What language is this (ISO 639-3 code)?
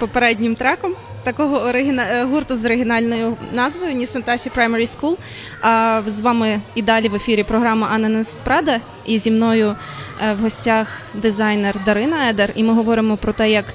ukr